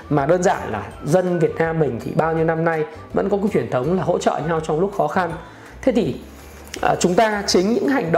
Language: Vietnamese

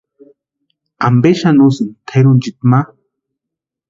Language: Western Highland Purepecha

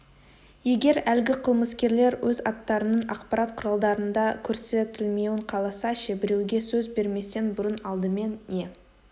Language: Kazakh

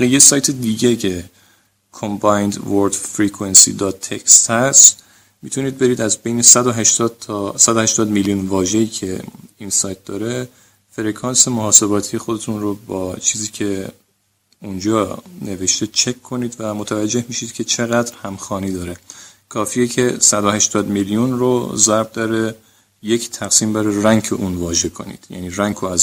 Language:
Persian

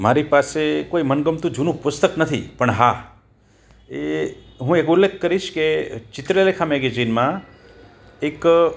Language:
Gujarati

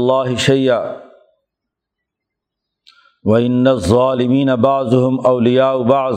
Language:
Urdu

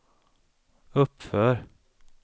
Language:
Swedish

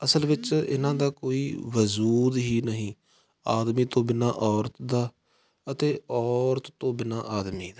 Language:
Punjabi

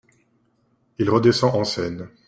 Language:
French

